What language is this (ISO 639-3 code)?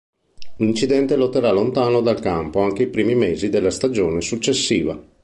ita